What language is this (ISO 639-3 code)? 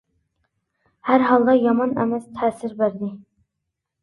uig